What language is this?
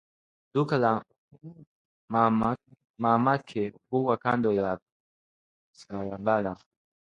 Swahili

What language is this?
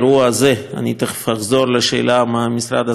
Hebrew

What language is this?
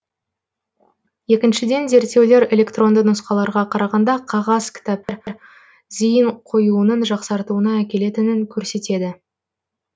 Kazakh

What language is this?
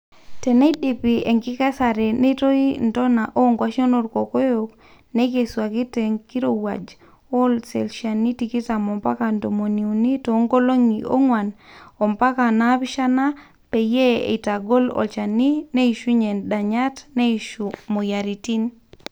Masai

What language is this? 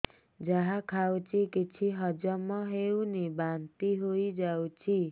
Odia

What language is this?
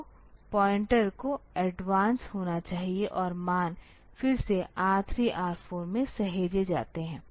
Hindi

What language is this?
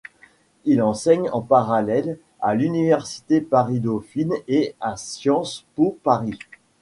French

